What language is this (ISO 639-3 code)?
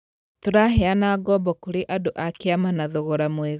kik